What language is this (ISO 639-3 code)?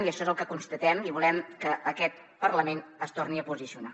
cat